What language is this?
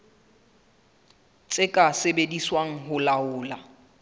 Southern Sotho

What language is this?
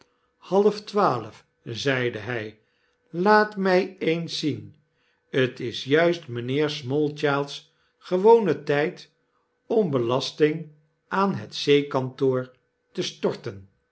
Dutch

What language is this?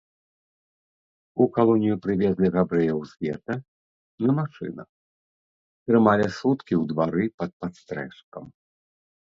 Belarusian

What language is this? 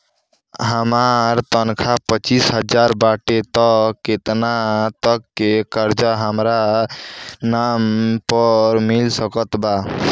Bhojpuri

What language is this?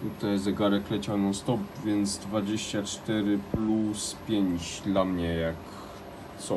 Polish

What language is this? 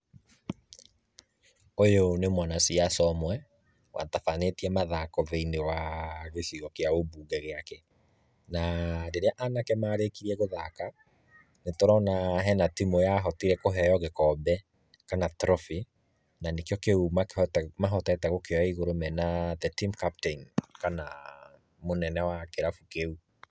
Kikuyu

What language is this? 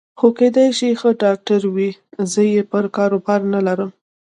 Pashto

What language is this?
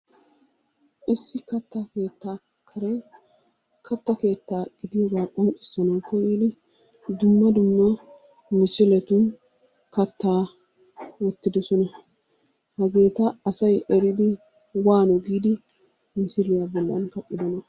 Wolaytta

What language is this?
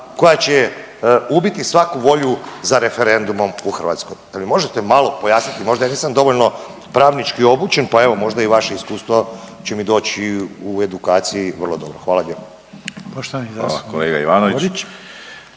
Croatian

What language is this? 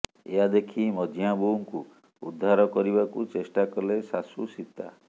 Odia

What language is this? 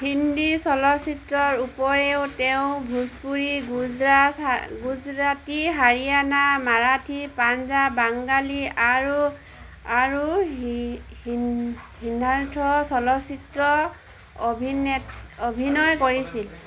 Assamese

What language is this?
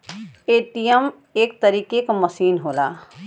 Bhojpuri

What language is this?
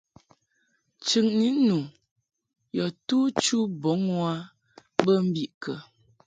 Mungaka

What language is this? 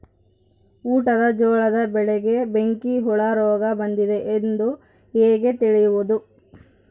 Kannada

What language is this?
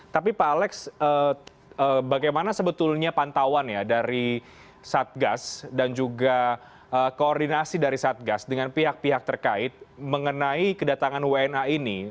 Indonesian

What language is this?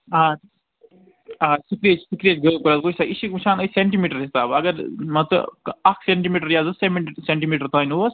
Kashmiri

